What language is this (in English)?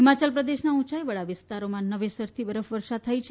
Gujarati